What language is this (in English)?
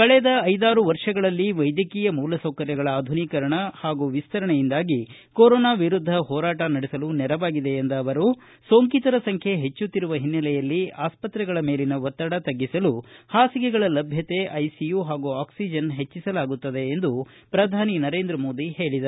Kannada